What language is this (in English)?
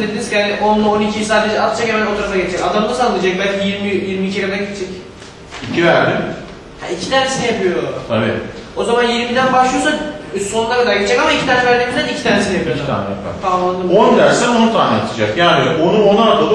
Turkish